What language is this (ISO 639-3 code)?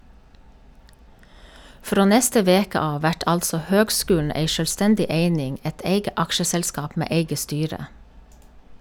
nor